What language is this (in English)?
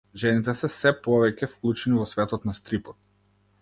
Macedonian